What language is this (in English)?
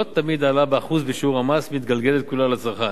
Hebrew